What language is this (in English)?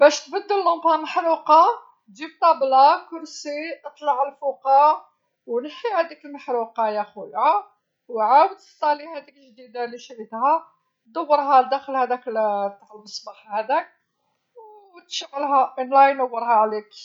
Algerian Arabic